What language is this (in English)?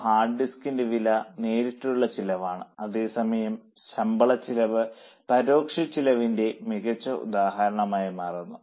Malayalam